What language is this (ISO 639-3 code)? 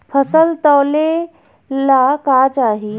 bho